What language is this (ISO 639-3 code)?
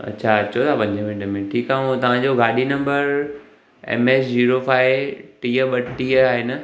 snd